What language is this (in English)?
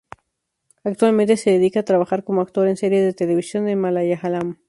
Spanish